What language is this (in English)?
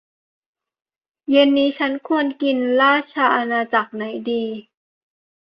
Thai